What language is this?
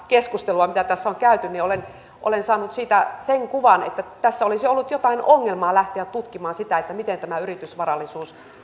Finnish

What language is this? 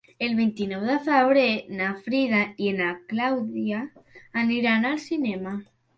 Catalan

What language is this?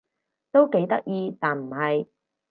Cantonese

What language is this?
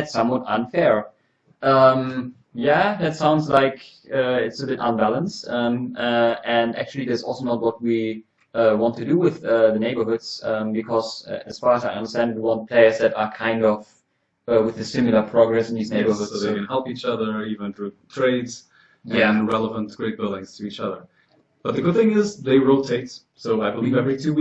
English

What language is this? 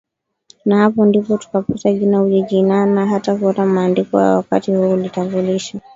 Swahili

